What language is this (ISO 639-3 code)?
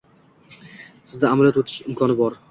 uzb